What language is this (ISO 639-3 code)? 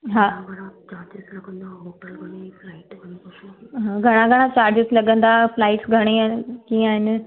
snd